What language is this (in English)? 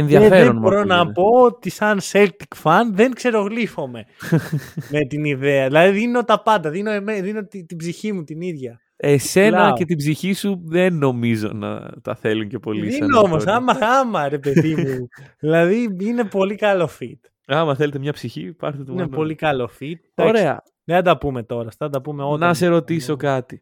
Greek